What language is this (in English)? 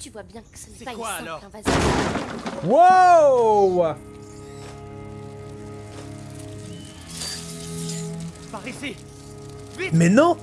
French